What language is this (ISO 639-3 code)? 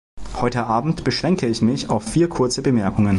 deu